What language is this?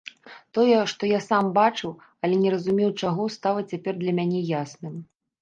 Belarusian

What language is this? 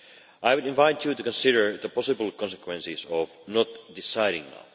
English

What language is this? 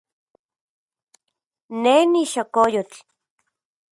Central Puebla Nahuatl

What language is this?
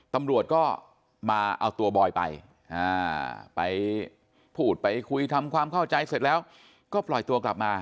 Thai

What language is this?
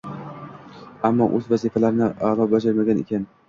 Uzbek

